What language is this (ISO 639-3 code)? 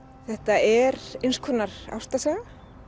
isl